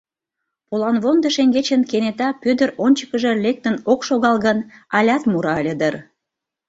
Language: Mari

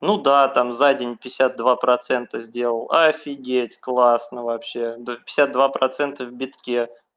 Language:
Russian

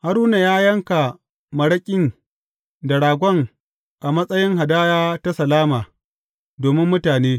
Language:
Hausa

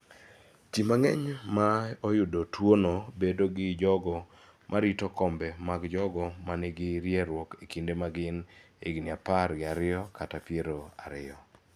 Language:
Luo (Kenya and Tanzania)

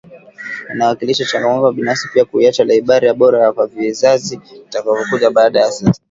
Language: Swahili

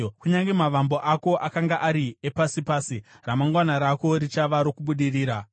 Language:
Shona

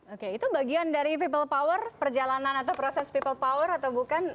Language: Indonesian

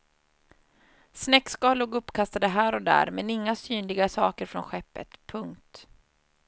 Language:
Swedish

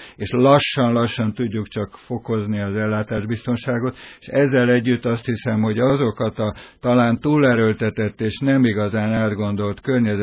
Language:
Hungarian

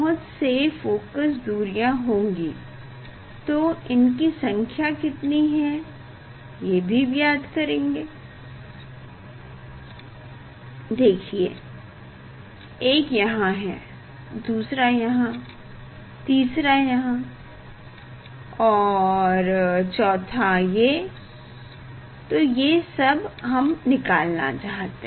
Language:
Hindi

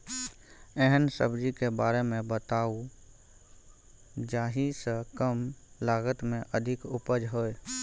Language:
Maithili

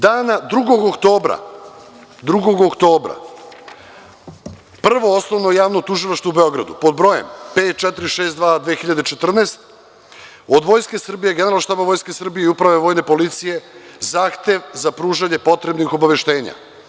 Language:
Serbian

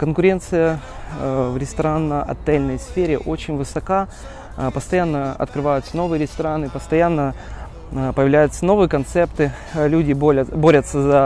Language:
Russian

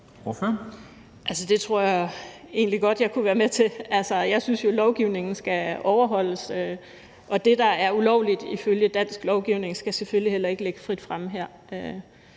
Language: Danish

